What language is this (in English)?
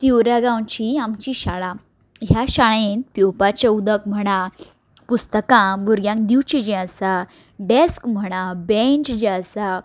Konkani